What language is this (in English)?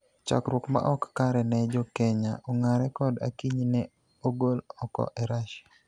Luo (Kenya and Tanzania)